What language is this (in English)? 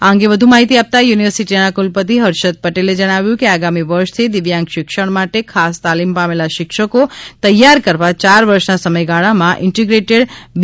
Gujarati